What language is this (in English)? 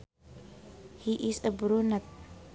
Sundanese